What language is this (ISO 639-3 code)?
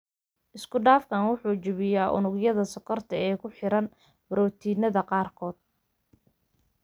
som